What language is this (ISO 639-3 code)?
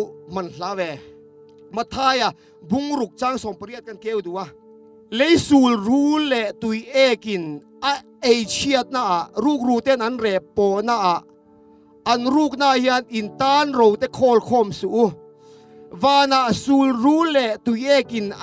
tha